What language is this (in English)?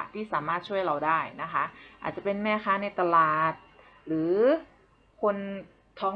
Thai